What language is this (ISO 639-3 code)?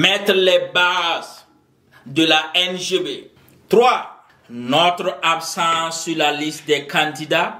fra